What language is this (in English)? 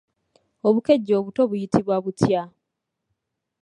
Ganda